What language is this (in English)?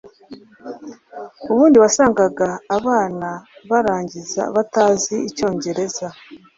Kinyarwanda